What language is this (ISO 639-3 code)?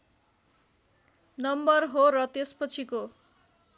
nep